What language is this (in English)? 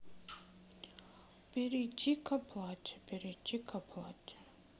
Russian